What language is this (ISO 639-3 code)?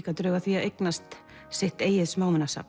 isl